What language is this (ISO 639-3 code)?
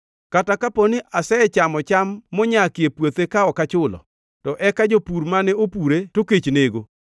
luo